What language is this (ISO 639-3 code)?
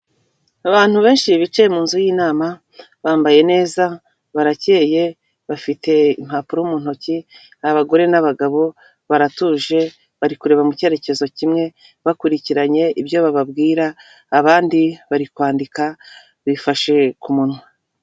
kin